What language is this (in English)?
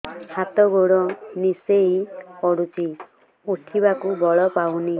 Odia